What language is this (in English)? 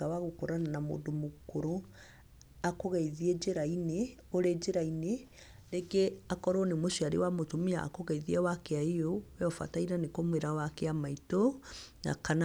Kikuyu